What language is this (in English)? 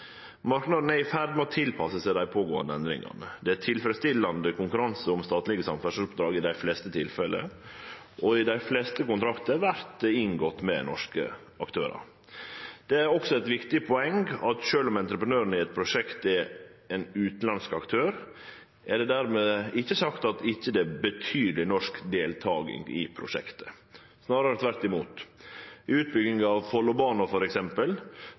Norwegian Nynorsk